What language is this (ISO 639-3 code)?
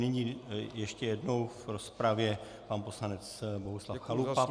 ces